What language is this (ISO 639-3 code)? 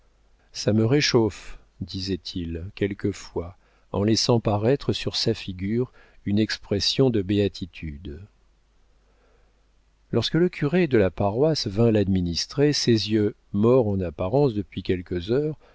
fra